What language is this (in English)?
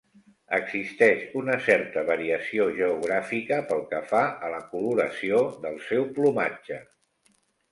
Catalan